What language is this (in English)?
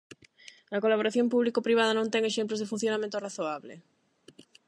Galician